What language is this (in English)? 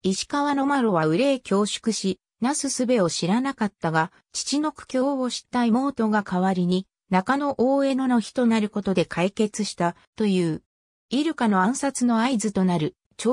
Japanese